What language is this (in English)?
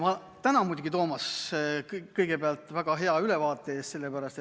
Estonian